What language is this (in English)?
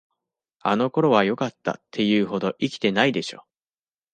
Japanese